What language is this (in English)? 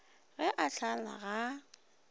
Northern Sotho